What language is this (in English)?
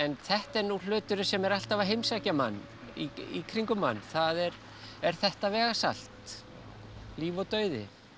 Icelandic